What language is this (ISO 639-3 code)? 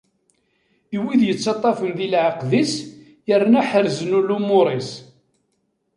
kab